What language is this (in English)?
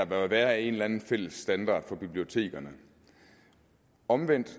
Danish